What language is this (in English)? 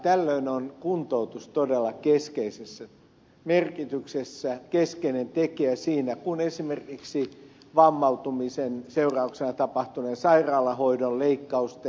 Finnish